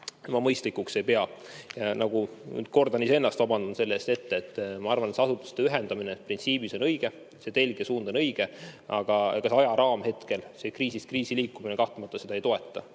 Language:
Estonian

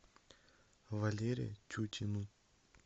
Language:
Russian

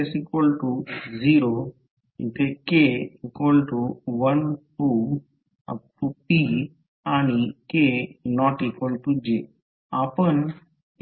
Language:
Marathi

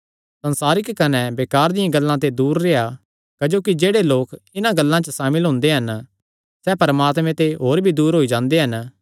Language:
Kangri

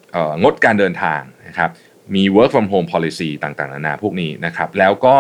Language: Thai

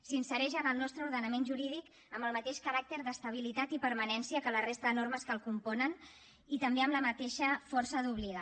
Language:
Catalan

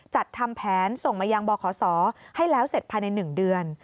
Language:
Thai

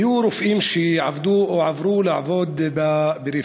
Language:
Hebrew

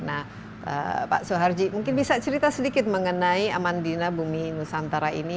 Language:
Indonesian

